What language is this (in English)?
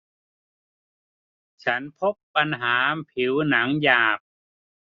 Thai